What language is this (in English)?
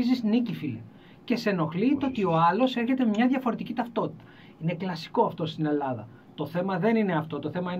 Greek